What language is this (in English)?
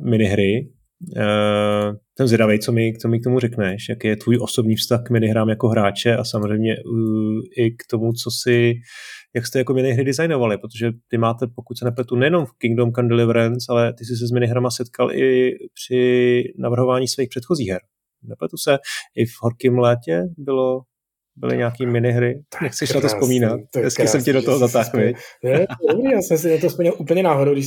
Czech